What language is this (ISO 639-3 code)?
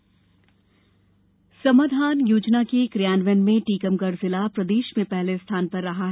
hin